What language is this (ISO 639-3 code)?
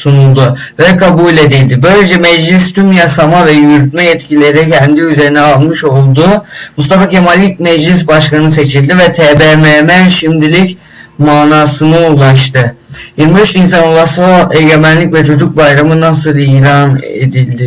tur